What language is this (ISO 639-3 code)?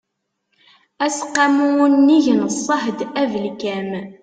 kab